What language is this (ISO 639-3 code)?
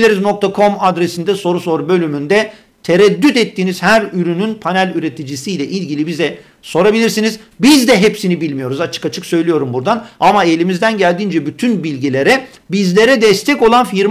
tur